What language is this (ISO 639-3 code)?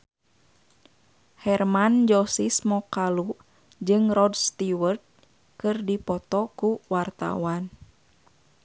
sun